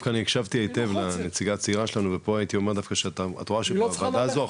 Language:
Hebrew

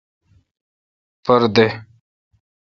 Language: Kalkoti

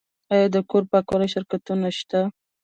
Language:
Pashto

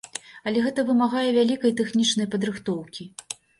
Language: Belarusian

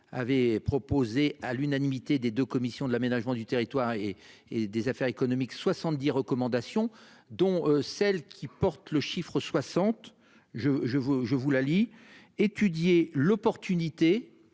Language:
French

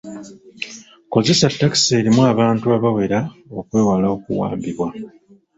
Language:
Ganda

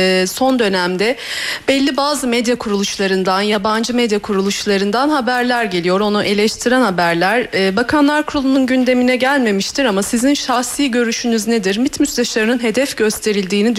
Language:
Turkish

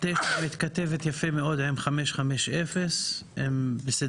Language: Hebrew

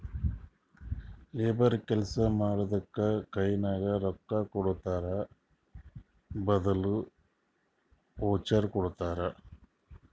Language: Kannada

